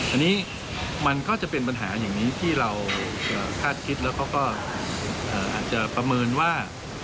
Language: Thai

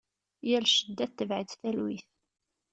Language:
Kabyle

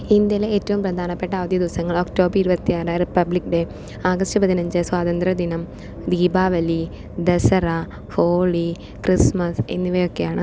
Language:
Malayalam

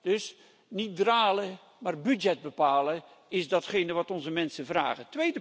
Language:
Dutch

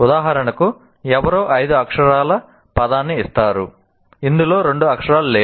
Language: Telugu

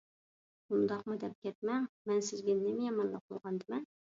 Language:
Uyghur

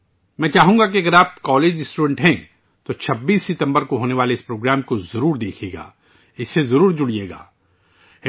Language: Urdu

